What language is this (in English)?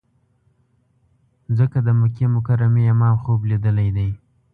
Pashto